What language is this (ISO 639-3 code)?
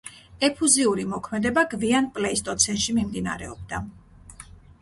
kat